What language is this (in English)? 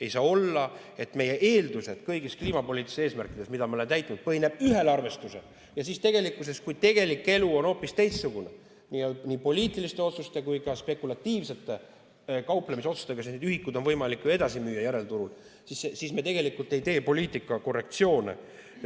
Estonian